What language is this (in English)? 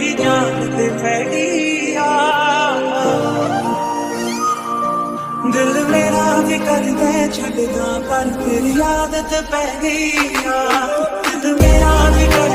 Hindi